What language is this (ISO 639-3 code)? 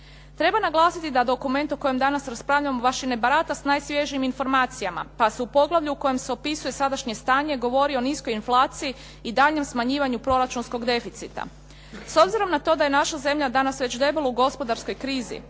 hrv